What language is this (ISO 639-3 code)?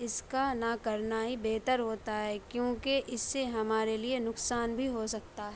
urd